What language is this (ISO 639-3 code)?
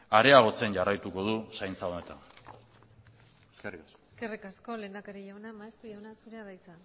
eus